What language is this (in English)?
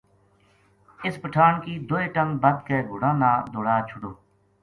Gujari